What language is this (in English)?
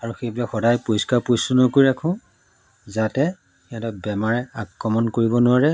Assamese